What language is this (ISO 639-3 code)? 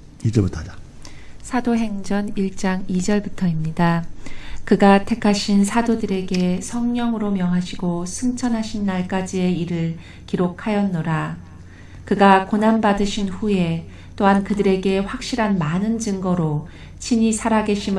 kor